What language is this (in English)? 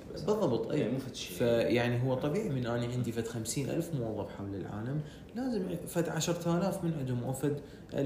Arabic